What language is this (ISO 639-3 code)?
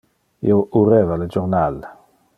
ina